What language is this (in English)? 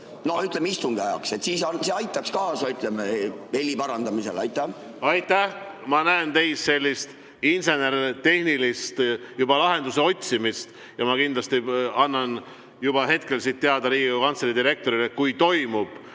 Estonian